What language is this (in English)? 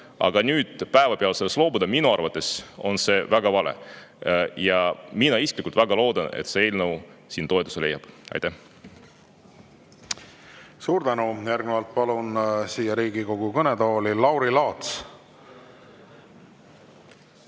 Estonian